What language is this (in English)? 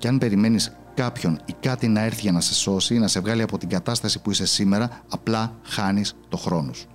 Greek